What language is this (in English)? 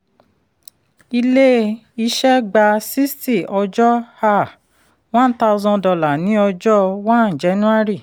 Yoruba